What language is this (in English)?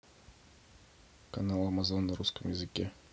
Russian